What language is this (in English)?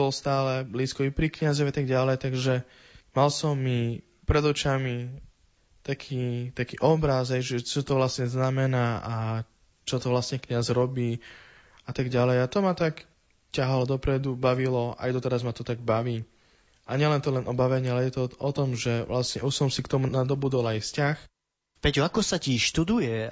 Slovak